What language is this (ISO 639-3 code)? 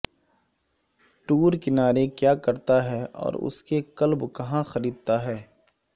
urd